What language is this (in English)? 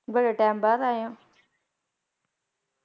Punjabi